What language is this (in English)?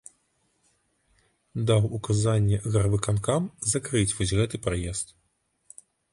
Belarusian